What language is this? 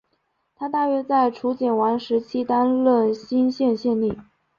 Chinese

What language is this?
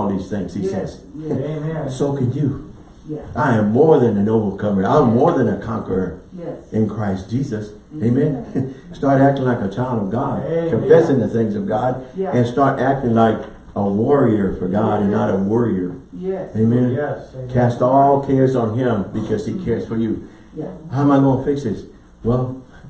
English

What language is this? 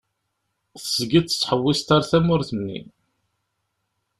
Kabyle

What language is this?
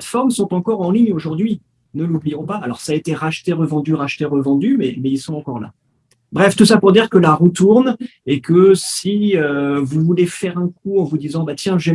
French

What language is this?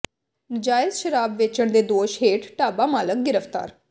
Punjabi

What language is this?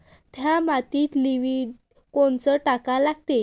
Marathi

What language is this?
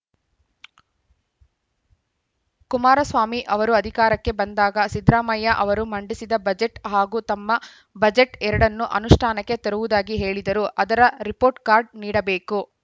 Kannada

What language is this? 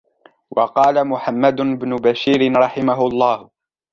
Arabic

